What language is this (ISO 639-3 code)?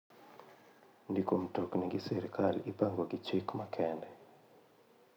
luo